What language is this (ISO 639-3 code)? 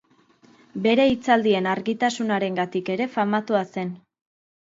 eus